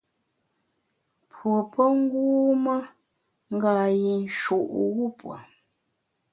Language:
Bamun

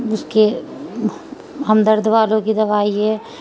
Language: Urdu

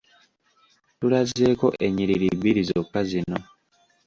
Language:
Ganda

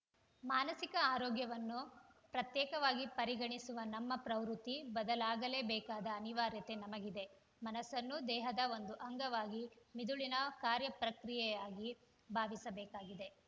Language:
Kannada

